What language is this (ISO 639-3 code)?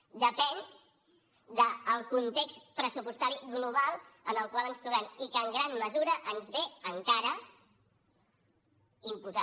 cat